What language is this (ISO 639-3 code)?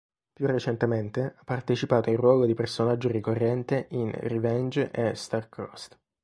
ita